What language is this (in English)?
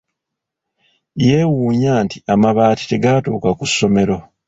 Ganda